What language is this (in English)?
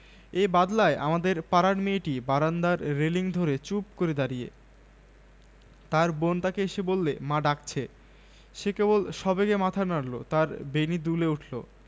Bangla